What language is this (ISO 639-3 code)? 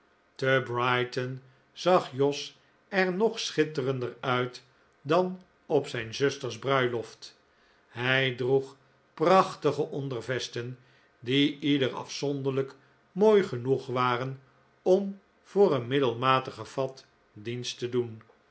nld